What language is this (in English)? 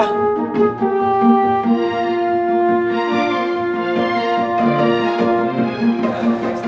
Indonesian